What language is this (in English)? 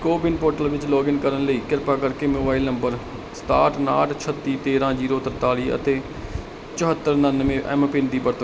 Punjabi